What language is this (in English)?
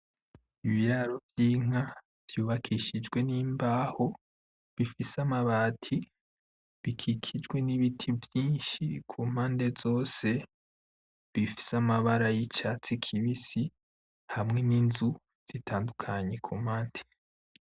Rundi